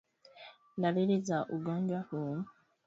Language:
Swahili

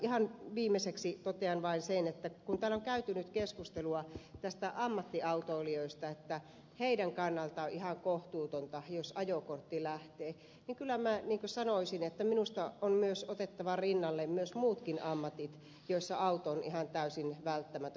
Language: Finnish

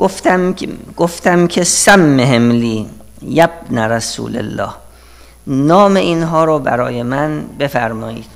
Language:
Persian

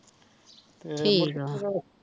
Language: Punjabi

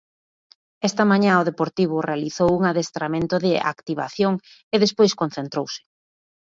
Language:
Galician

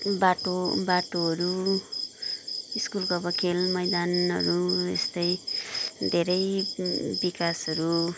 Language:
Nepali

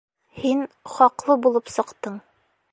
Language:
Bashkir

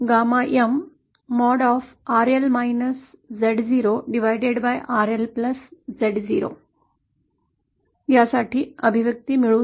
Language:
Marathi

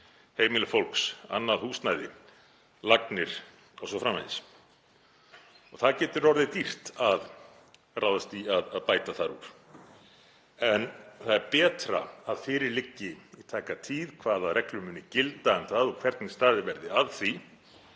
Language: Icelandic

